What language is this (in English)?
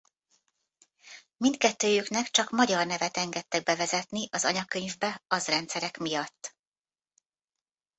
Hungarian